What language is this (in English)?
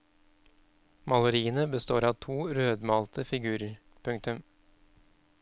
Norwegian